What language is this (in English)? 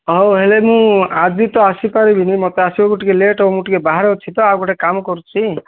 Odia